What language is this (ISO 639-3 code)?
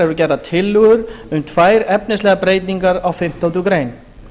isl